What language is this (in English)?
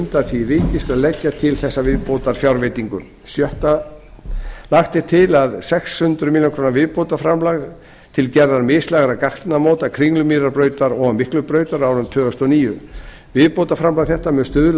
Icelandic